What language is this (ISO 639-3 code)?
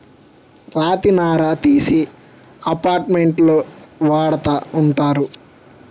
tel